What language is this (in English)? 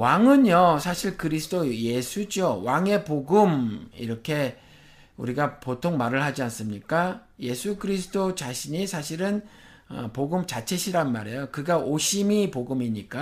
Korean